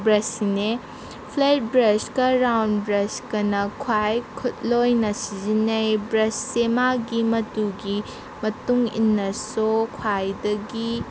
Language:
Manipuri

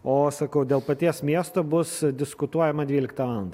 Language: Lithuanian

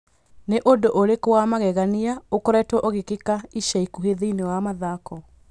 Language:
Kikuyu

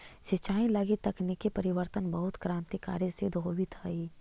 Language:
Magahi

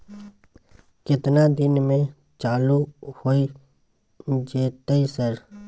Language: Maithili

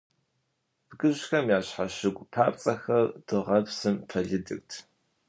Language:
Kabardian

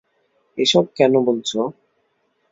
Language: Bangla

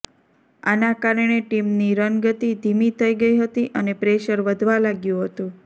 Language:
Gujarati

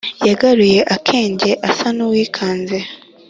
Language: Kinyarwanda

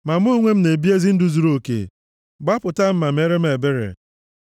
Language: Igbo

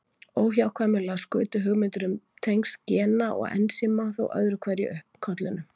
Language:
Icelandic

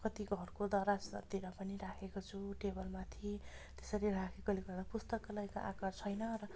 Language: Nepali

